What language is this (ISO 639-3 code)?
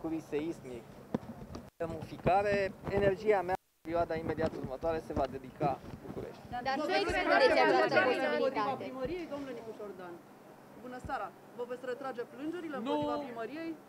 ron